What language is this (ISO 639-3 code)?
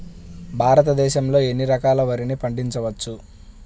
tel